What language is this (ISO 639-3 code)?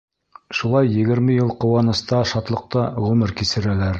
bak